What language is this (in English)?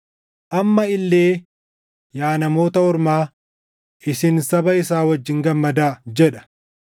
Oromo